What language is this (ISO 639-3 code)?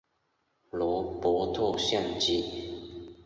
zho